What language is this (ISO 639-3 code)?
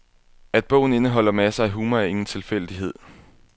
dan